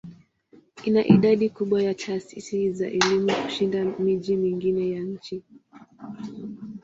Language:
Swahili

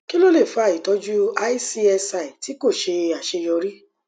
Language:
Yoruba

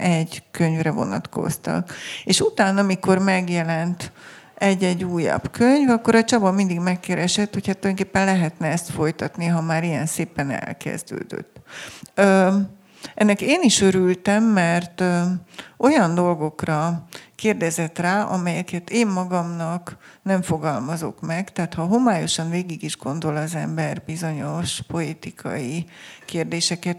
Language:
Hungarian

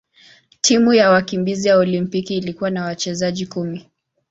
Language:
Swahili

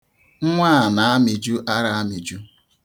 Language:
Igbo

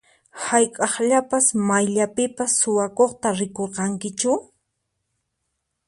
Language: Puno Quechua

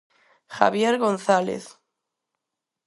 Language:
Galician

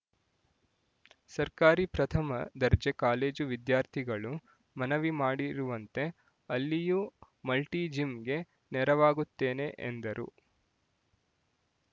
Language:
Kannada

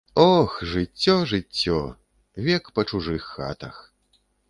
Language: Belarusian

